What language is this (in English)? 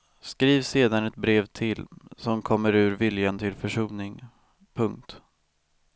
Swedish